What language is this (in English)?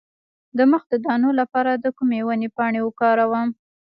Pashto